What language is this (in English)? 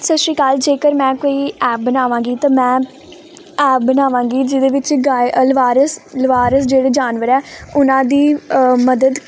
Punjabi